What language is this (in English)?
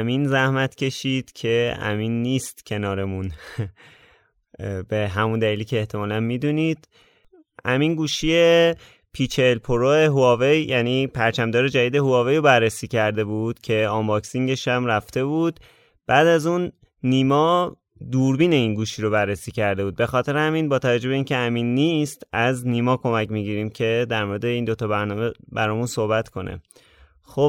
Persian